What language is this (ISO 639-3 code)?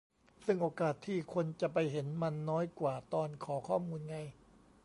tha